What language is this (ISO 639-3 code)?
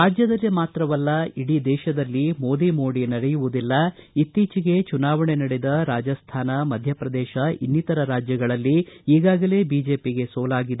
kan